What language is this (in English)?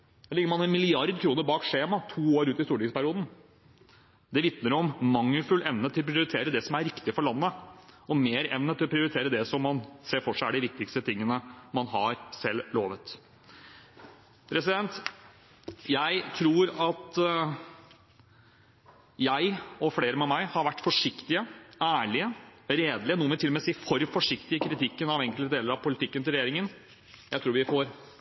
Norwegian Bokmål